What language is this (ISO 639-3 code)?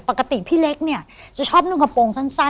tha